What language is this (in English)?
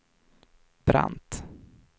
Swedish